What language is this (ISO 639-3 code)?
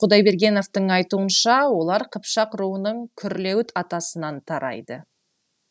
kaz